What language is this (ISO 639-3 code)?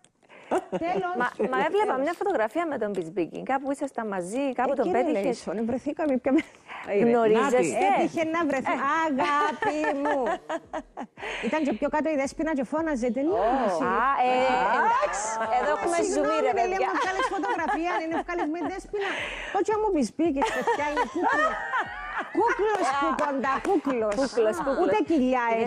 ell